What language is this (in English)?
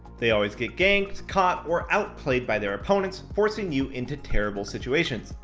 English